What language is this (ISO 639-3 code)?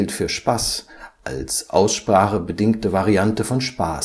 deu